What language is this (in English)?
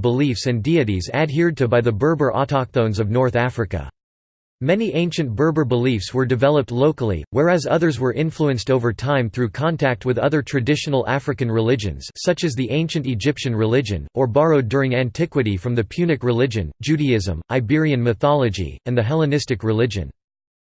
English